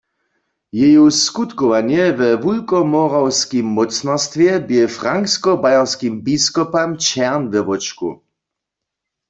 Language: Upper Sorbian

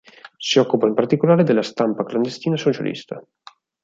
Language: Italian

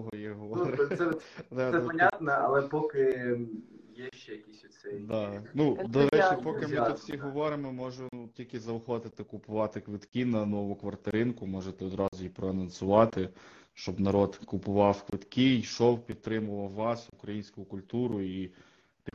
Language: Ukrainian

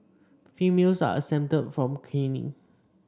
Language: English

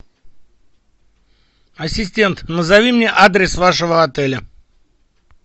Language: Russian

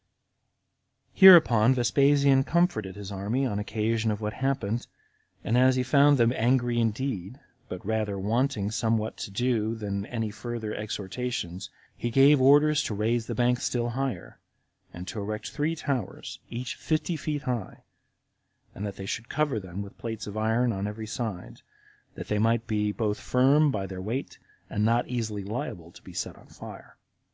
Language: English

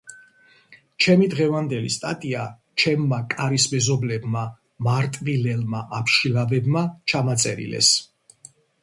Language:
Georgian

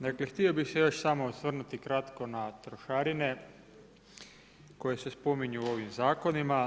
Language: Croatian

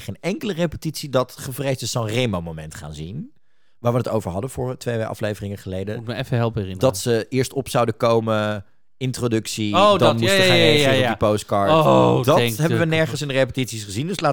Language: Dutch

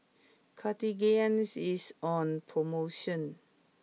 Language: English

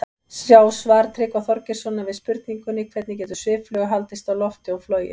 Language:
Icelandic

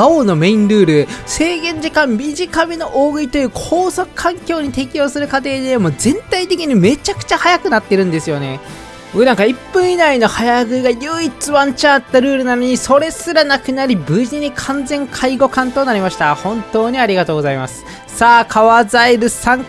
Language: Japanese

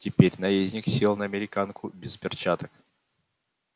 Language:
Russian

